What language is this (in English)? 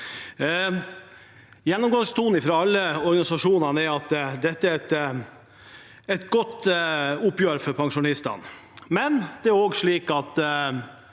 Norwegian